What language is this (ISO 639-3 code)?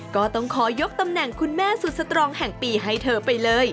tha